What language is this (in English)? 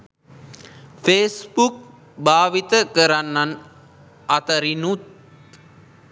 Sinhala